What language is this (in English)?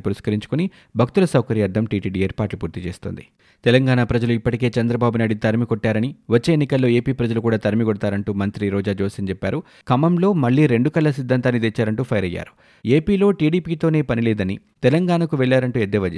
Telugu